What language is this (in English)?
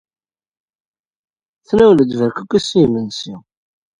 Kabyle